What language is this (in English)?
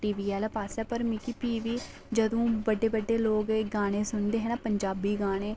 Dogri